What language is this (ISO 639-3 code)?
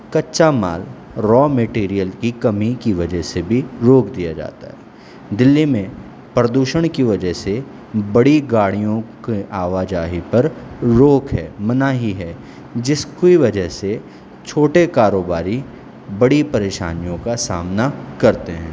urd